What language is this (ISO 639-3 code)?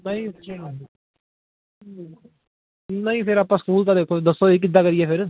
pan